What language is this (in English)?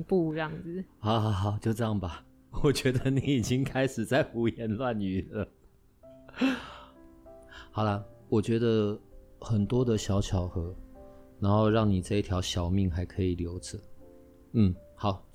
Chinese